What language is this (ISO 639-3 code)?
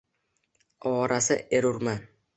uzb